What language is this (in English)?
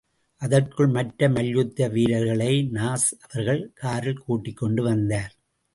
Tamil